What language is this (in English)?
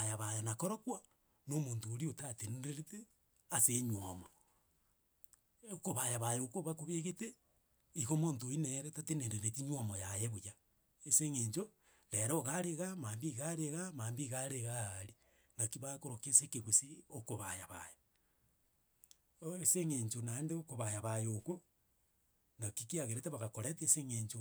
Gusii